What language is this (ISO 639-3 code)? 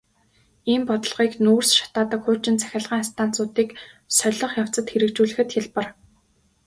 mon